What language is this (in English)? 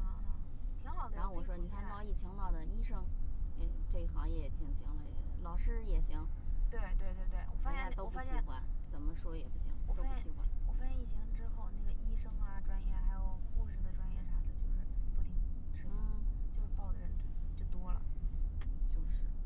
Chinese